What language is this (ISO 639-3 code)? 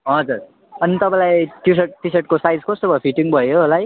nep